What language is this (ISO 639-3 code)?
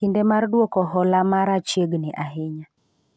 luo